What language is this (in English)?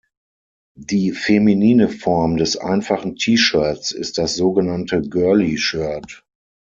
German